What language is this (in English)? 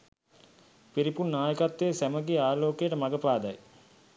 Sinhala